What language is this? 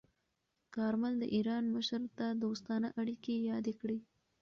Pashto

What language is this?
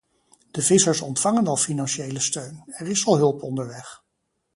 Dutch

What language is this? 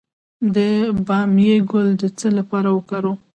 Pashto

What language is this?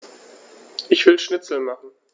German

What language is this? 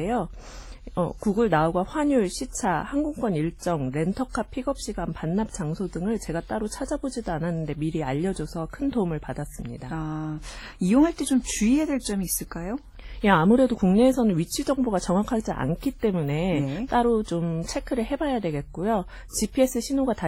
Korean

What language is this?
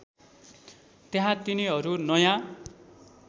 Nepali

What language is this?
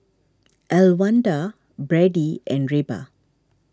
English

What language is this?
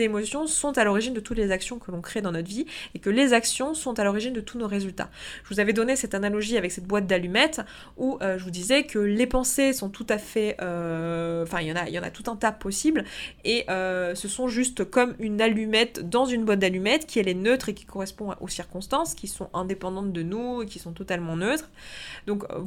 French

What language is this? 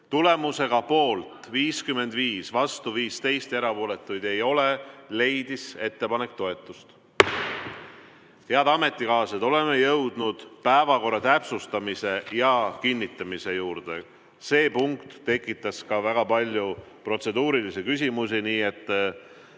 Estonian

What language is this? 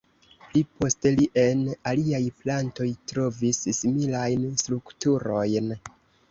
Esperanto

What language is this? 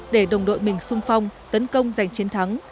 Vietnamese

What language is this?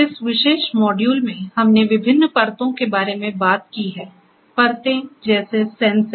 Hindi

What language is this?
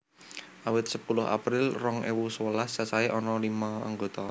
Javanese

